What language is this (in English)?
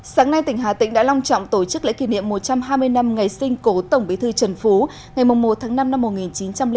Vietnamese